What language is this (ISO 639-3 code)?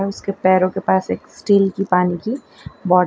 hin